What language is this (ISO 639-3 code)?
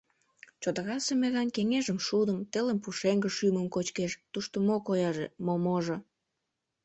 chm